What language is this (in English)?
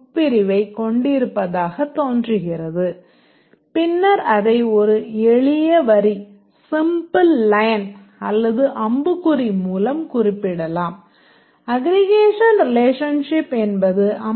Tamil